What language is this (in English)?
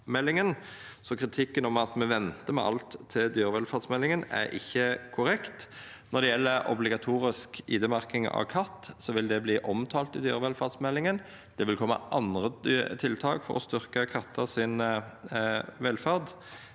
Norwegian